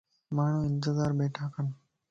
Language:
Lasi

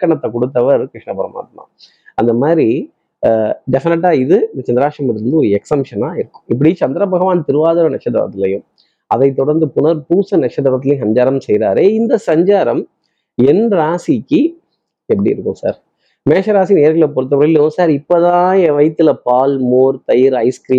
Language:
Tamil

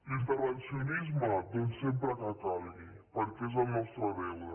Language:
Catalan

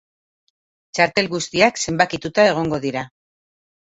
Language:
Basque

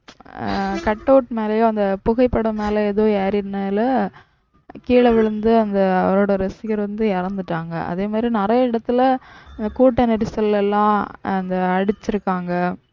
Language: Tamil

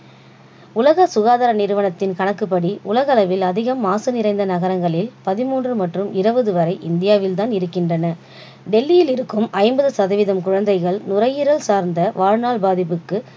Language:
Tamil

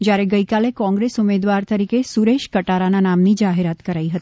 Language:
Gujarati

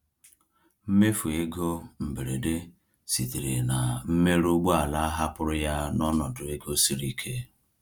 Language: Igbo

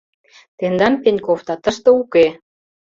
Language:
Mari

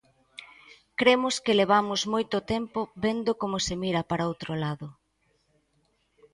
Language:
Galician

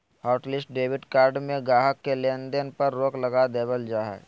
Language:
Magahi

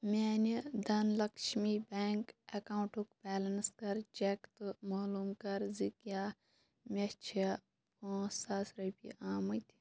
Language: Kashmiri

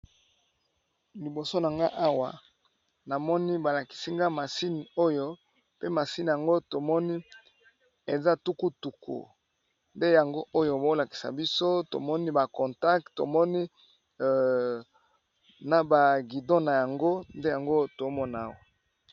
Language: Lingala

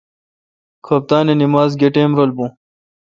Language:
Kalkoti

